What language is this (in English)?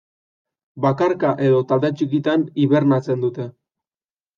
Basque